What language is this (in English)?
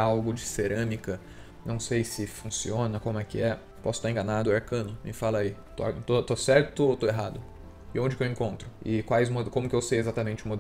Portuguese